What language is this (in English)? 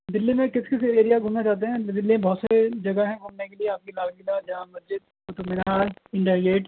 Urdu